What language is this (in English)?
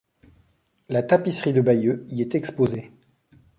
French